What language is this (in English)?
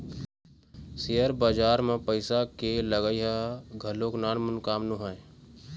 Chhattisgarhi